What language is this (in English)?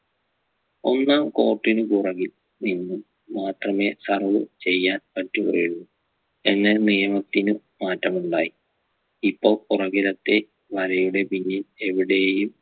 Malayalam